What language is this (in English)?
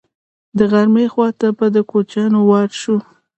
Pashto